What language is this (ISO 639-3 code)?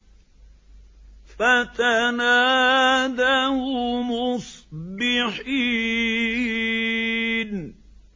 ara